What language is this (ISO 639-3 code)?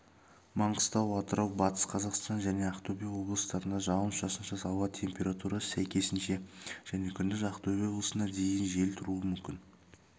kaz